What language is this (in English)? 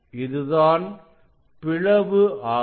Tamil